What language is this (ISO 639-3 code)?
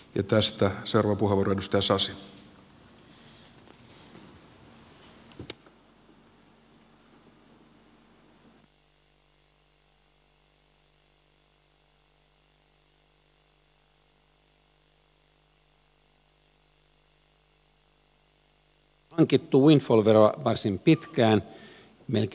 fin